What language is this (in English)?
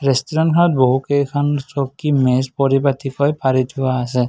Assamese